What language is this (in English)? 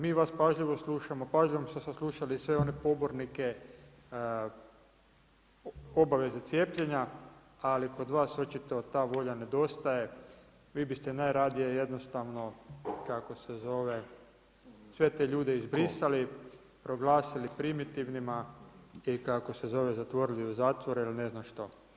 Croatian